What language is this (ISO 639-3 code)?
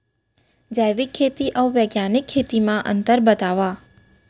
hne